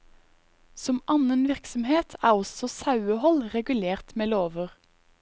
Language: Norwegian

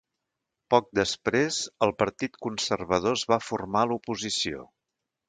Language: Catalan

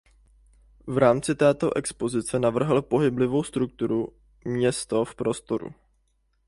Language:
Czech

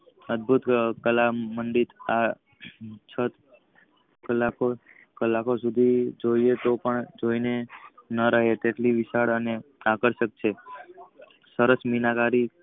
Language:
Gujarati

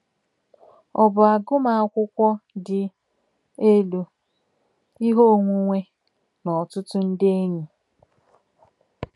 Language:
Igbo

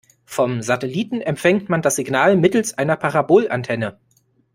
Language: German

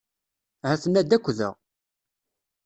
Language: Kabyle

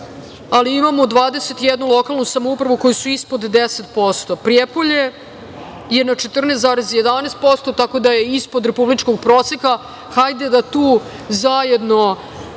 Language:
Serbian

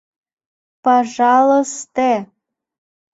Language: Mari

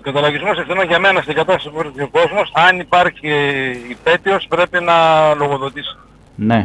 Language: Greek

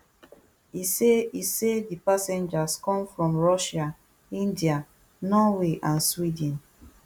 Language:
Nigerian Pidgin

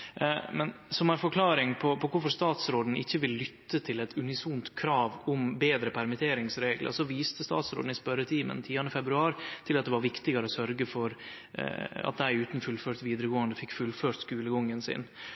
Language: Norwegian Nynorsk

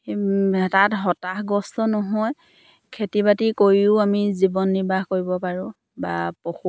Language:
Assamese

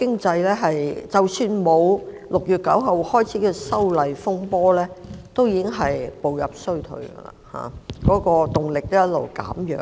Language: Cantonese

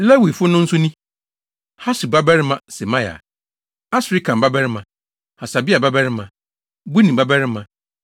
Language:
Akan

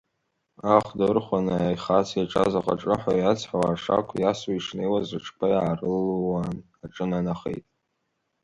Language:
Abkhazian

